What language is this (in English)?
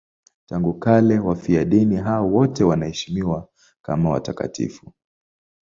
Swahili